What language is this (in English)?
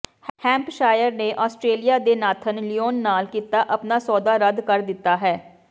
Punjabi